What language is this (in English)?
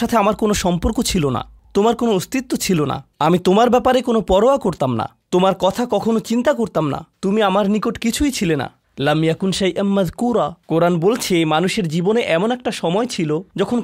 Bangla